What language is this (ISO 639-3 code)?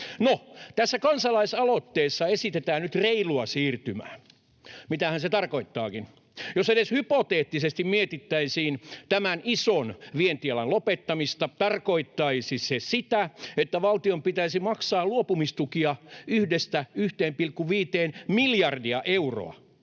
fin